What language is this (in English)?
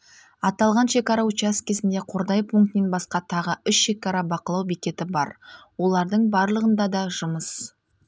Kazakh